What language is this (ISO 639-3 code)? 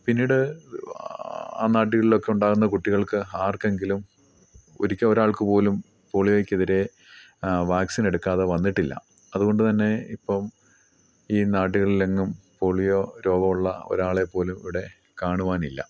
mal